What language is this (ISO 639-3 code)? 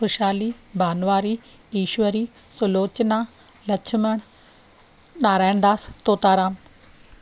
snd